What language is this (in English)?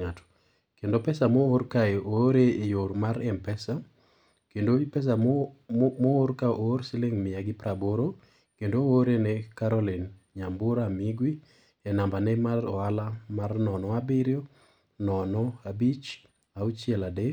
Luo (Kenya and Tanzania)